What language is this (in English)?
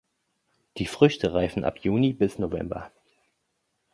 German